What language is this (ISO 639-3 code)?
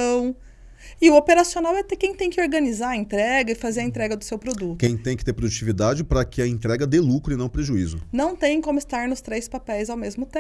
por